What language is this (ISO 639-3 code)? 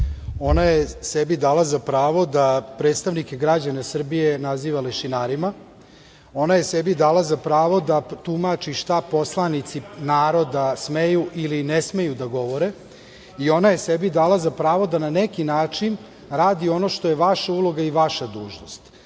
srp